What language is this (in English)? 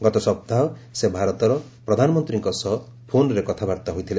Odia